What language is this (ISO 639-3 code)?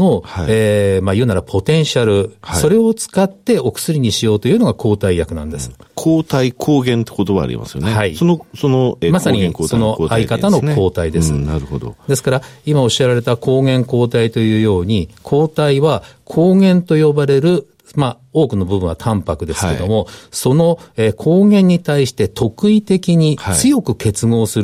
jpn